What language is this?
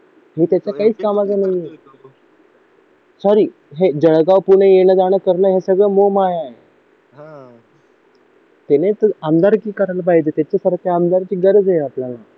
Marathi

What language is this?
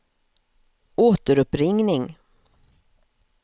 Swedish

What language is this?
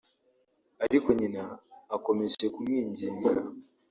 Kinyarwanda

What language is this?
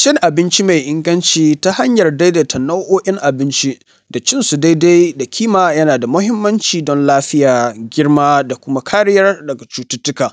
Hausa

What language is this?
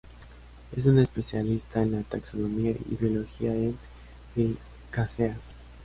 Spanish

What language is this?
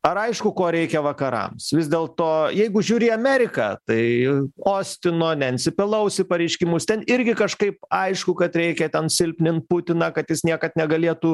Lithuanian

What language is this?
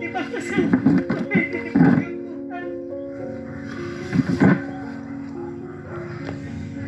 Indonesian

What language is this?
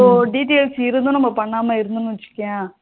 Tamil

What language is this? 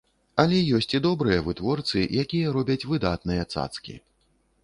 Belarusian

